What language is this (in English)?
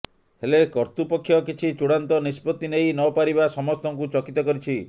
Odia